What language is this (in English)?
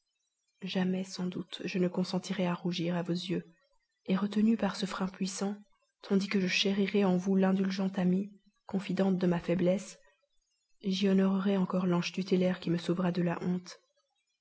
French